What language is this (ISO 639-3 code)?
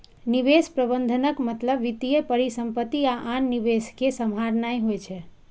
mai